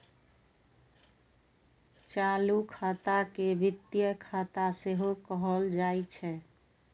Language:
Maithili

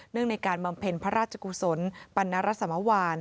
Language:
Thai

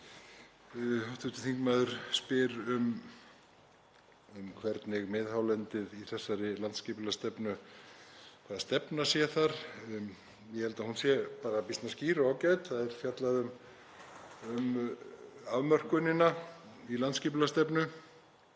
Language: Icelandic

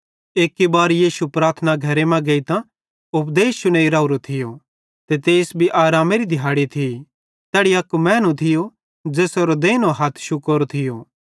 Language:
Bhadrawahi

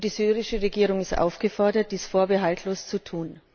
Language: German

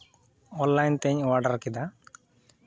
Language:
Santali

